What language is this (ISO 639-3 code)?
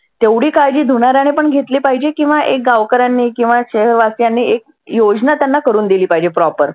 mar